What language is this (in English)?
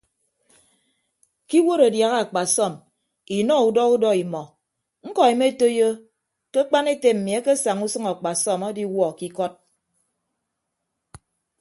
Ibibio